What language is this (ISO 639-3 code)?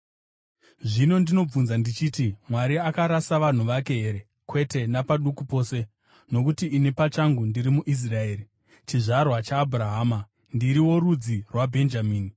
sna